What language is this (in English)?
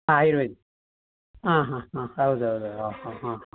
Kannada